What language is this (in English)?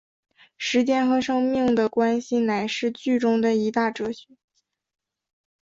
Chinese